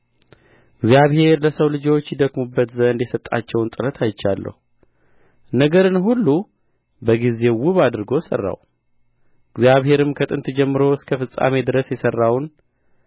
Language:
Amharic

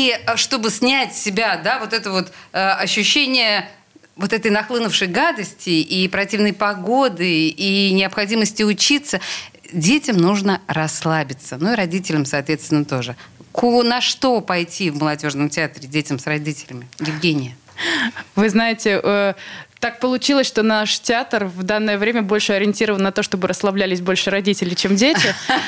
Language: Russian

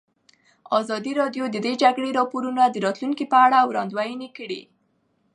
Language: Pashto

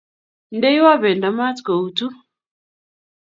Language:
Kalenjin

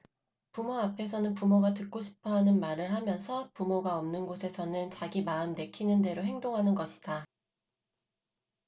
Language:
Korean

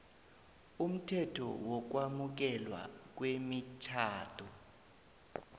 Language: South Ndebele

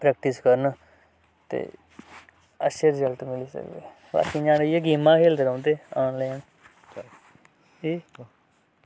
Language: Dogri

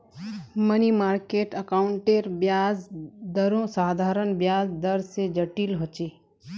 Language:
Magahi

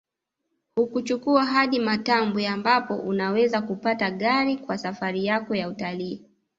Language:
Swahili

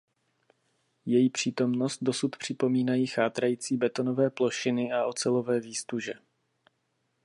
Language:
Czech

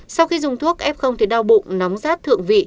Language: Vietnamese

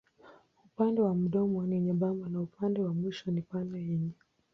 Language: Swahili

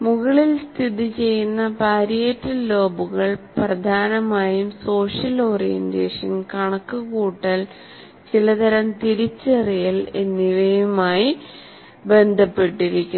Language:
Malayalam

